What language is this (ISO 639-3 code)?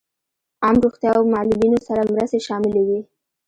pus